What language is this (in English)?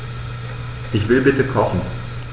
German